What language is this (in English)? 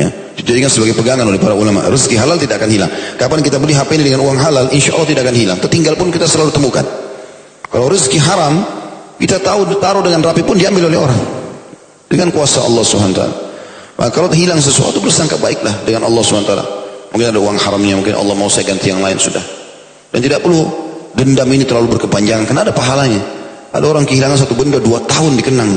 Indonesian